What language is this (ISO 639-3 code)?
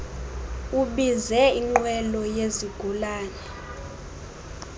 xho